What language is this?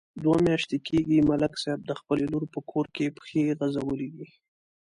Pashto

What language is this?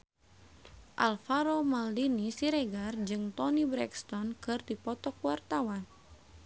Sundanese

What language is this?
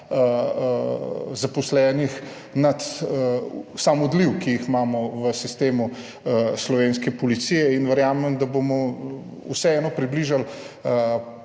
Slovenian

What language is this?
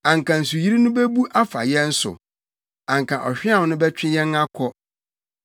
Akan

